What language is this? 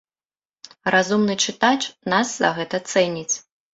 Belarusian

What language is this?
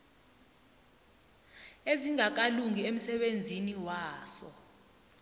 South Ndebele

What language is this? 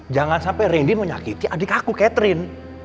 Indonesian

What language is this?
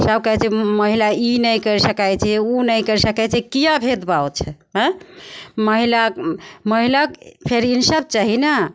Maithili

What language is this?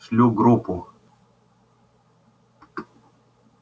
Russian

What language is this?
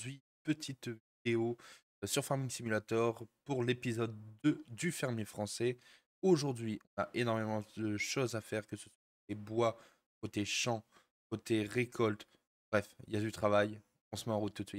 French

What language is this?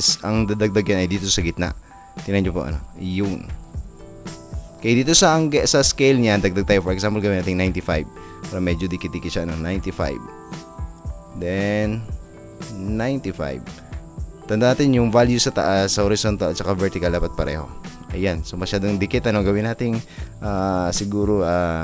Filipino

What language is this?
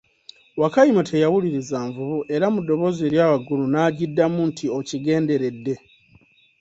Ganda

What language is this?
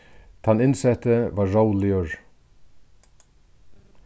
Faroese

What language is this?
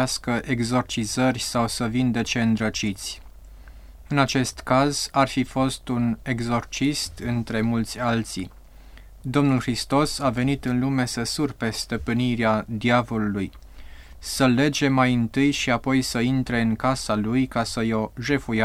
Romanian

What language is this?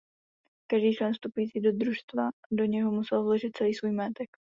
Czech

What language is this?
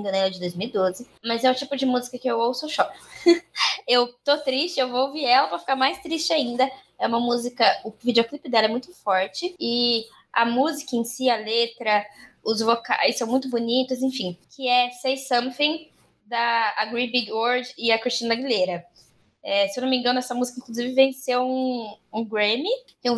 Portuguese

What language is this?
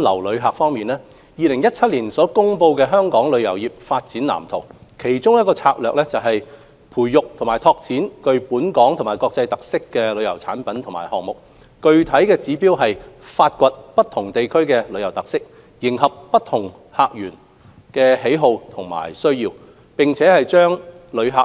Cantonese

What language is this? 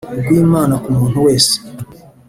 Kinyarwanda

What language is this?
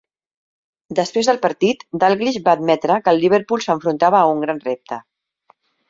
Catalan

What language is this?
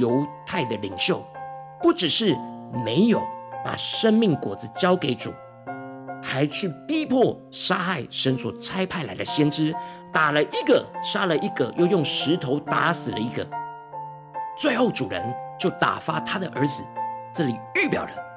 Chinese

